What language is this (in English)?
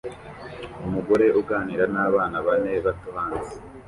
Kinyarwanda